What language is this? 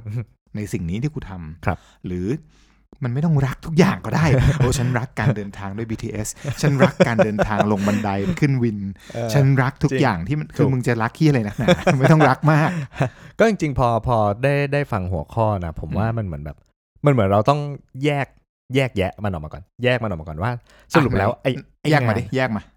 Thai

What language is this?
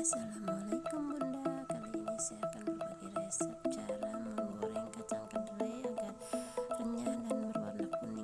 Indonesian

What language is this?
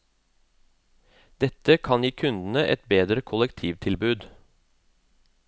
Norwegian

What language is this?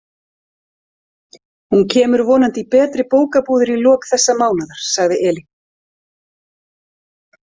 Icelandic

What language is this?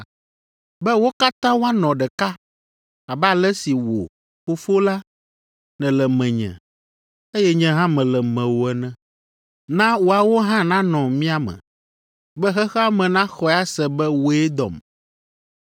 Ewe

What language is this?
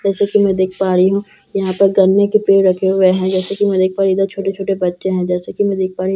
Hindi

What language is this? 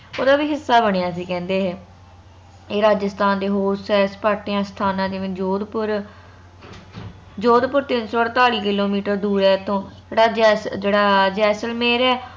Punjabi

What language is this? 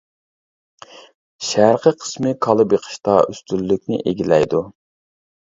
Uyghur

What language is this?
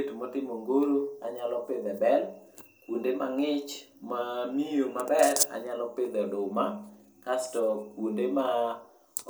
Luo (Kenya and Tanzania)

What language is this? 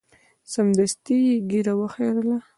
Pashto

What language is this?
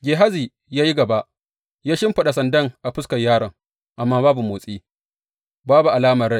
Hausa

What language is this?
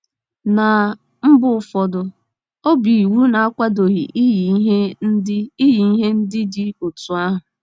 Igbo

